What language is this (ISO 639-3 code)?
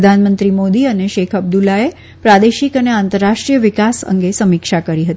guj